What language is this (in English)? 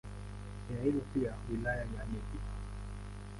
Swahili